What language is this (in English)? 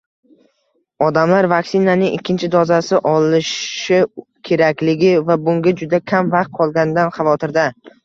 Uzbek